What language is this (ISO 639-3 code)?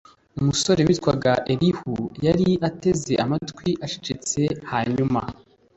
kin